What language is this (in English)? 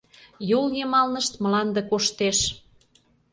Mari